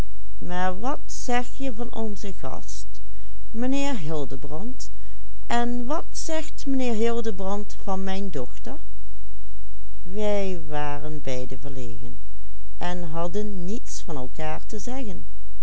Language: Dutch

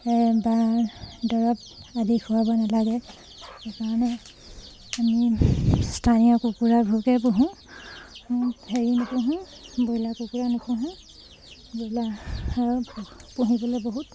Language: Assamese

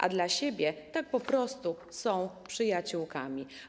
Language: Polish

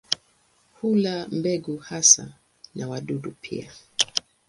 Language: Swahili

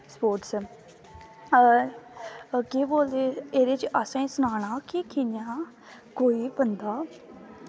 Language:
Dogri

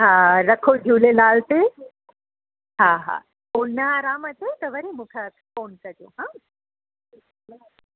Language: Sindhi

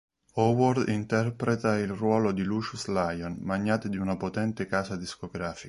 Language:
Italian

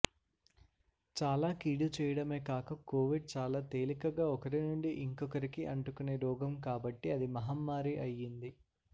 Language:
Telugu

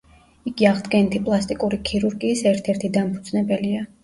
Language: Georgian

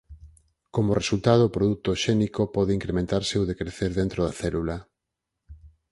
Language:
Galician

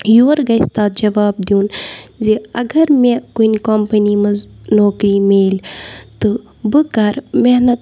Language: Kashmiri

